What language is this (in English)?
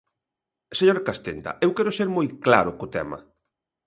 Galician